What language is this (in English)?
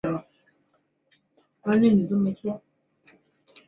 Chinese